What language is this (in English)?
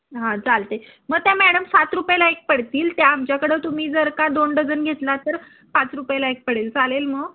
Marathi